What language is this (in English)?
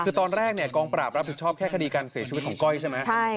Thai